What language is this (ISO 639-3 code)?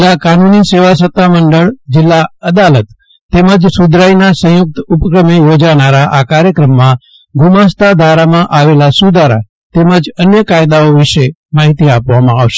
guj